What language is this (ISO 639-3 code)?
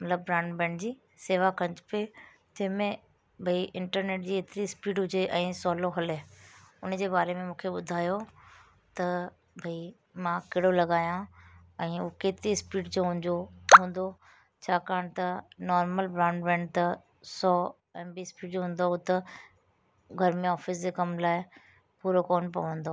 snd